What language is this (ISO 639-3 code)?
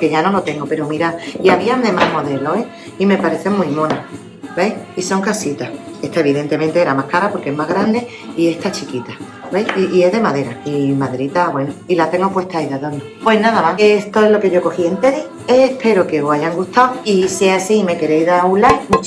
spa